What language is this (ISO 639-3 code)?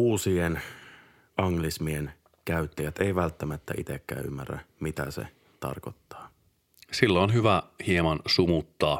fin